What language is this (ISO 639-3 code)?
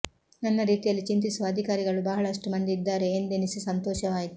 kan